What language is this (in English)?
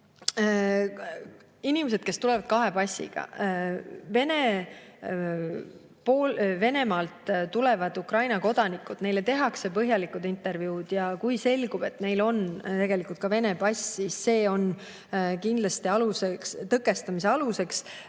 Estonian